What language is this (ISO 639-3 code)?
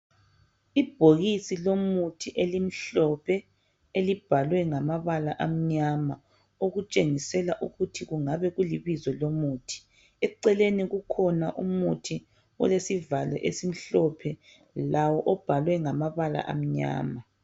nde